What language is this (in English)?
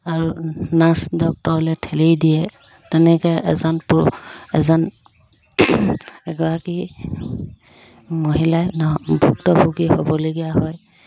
Assamese